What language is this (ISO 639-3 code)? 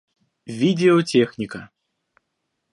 rus